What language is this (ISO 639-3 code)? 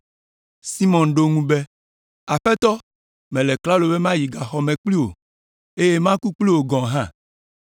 ewe